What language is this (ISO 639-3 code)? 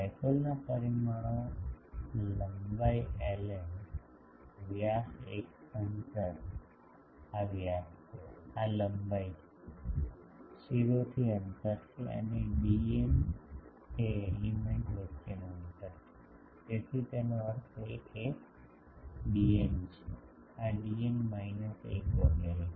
guj